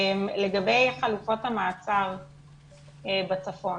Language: Hebrew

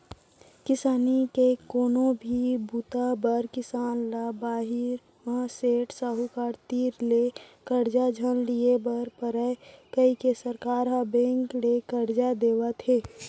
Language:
Chhattisgarhi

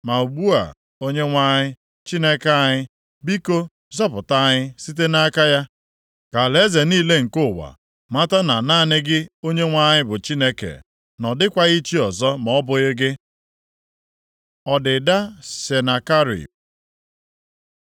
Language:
Igbo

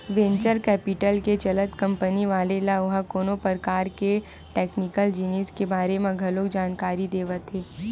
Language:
Chhattisgarhi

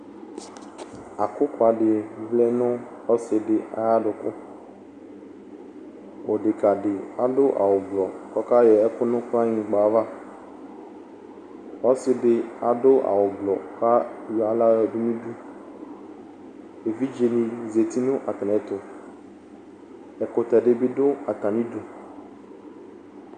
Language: Ikposo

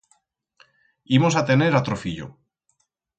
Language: Aragonese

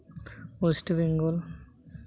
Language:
Santali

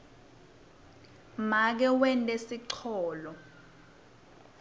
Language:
Swati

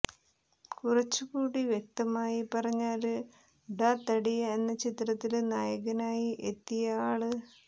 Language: Malayalam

